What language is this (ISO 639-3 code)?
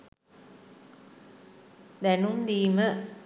sin